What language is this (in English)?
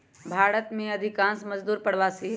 Magahi